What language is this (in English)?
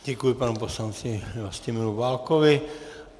Czech